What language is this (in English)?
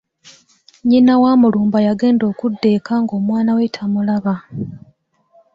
Ganda